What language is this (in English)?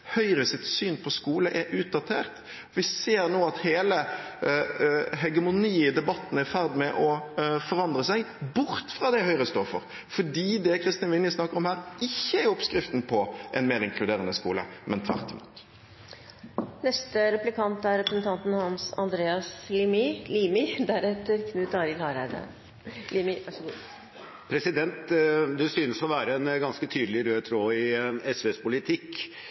Norwegian Bokmål